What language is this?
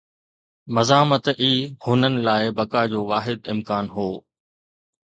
Sindhi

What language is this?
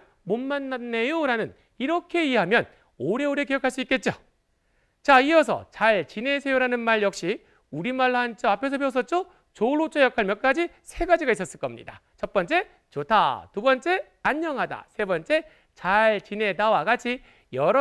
Korean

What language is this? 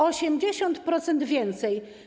Polish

